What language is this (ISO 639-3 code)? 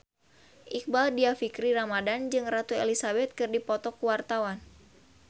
sun